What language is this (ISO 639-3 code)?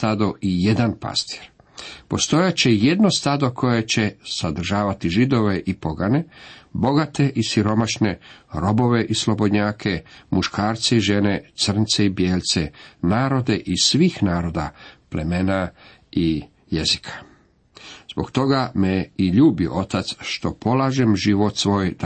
hrv